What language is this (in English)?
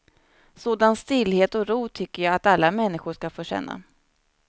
Swedish